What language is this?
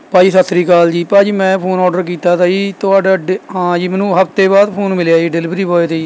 Punjabi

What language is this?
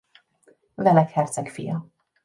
Hungarian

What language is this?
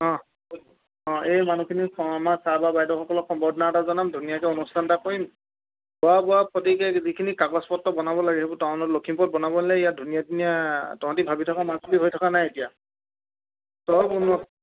Assamese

